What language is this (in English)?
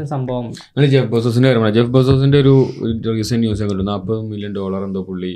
Malayalam